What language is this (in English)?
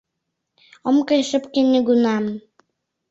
Mari